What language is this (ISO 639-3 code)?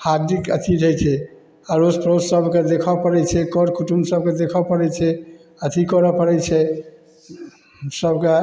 mai